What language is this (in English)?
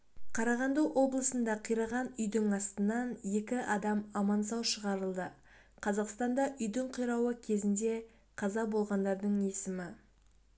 Kazakh